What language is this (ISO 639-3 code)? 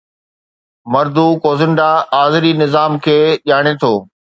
snd